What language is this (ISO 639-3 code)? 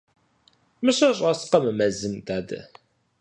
kbd